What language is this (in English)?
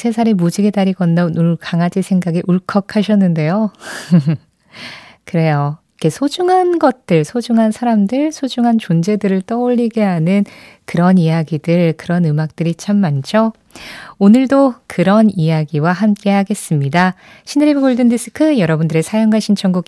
Korean